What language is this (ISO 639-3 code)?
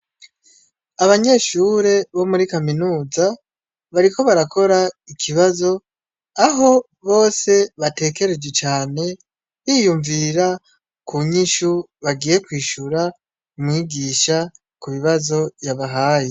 run